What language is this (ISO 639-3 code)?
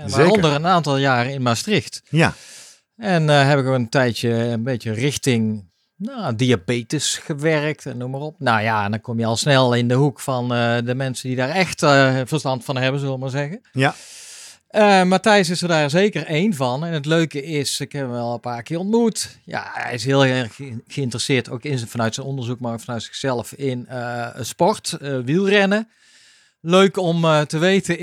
nld